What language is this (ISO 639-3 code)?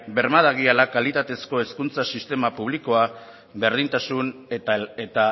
eus